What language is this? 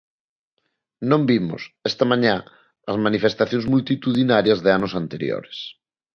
Galician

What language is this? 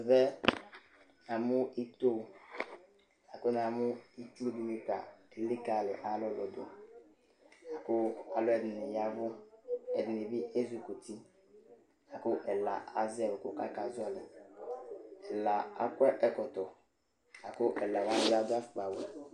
Ikposo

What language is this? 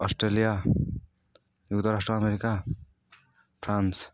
Odia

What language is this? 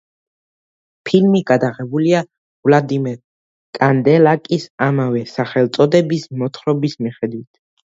Georgian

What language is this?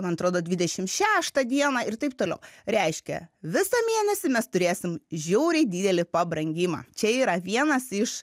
Lithuanian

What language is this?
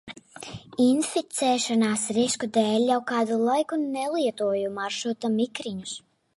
Latvian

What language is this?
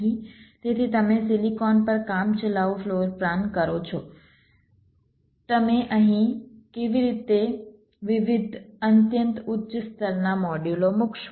Gujarati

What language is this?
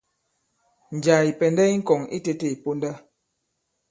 Bankon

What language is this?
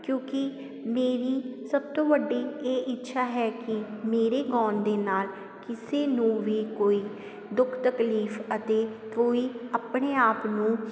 Punjabi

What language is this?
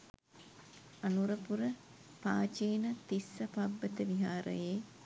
Sinhala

